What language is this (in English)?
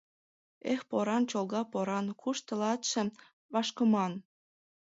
Mari